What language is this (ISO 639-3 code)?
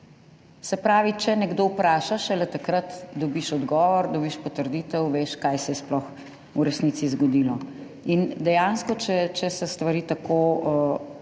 slv